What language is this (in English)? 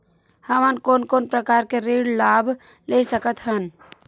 Chhattisgarhi